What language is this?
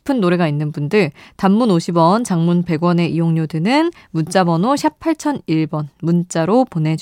Korean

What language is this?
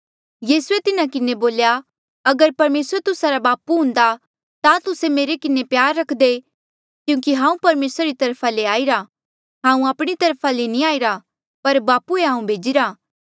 Mandeali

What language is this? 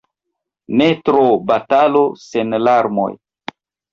Esperanto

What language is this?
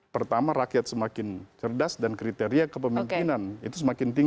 Indonesian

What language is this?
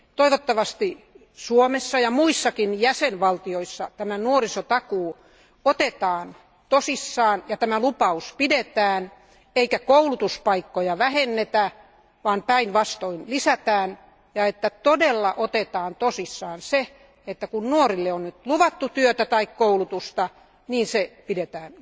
Finnish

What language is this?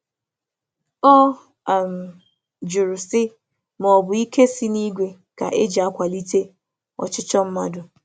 Igbo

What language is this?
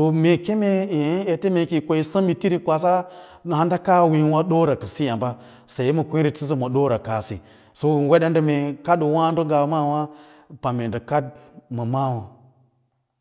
Lala-Roba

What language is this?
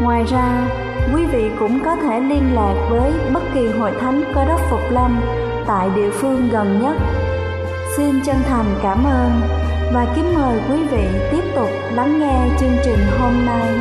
Vietnamese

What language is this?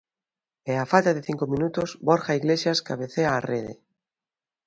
Galician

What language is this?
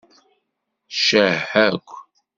Kabyle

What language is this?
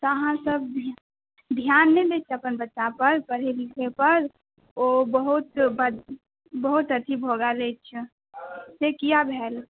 Maithili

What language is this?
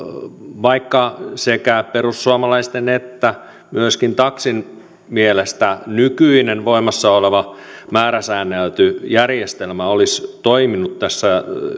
Finnish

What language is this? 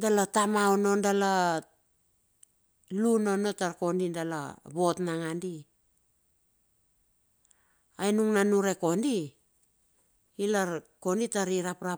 Bilur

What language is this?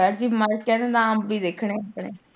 Punjabi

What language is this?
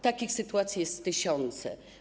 Polish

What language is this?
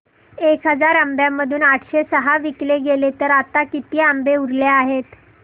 Marathi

